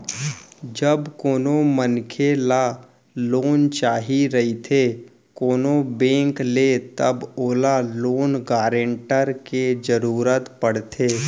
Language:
Chhattisgarhi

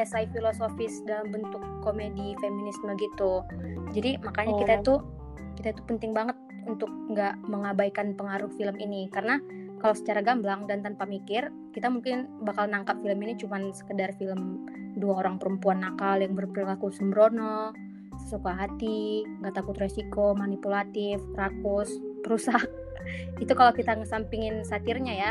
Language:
Indonesian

